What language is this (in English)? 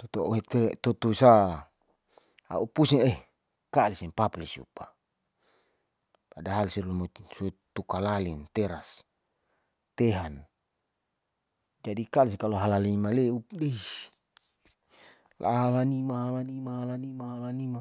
Saleman